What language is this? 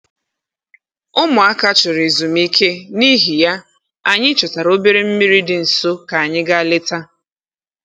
Igbo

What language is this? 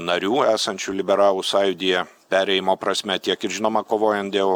Lithuanian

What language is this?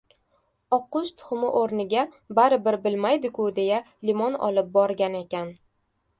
Uzbek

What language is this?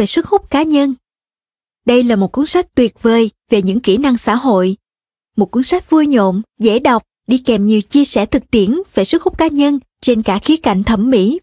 Vietnamese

